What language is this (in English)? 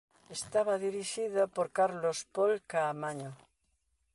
Galician